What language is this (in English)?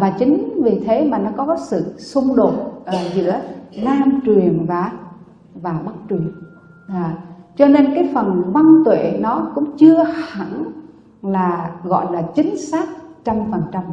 Vietnamese